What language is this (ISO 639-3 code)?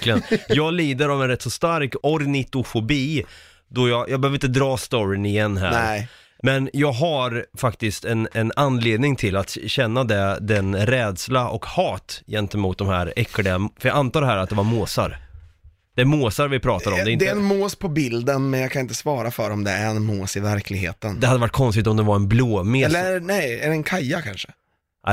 swe